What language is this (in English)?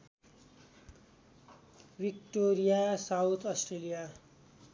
Nepali